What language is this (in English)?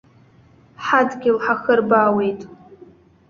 Abkhazian